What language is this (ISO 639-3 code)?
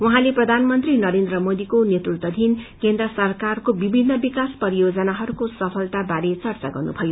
nep